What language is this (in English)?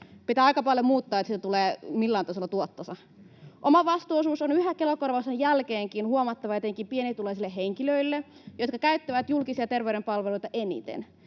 Finnish